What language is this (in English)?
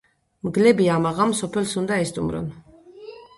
Georgian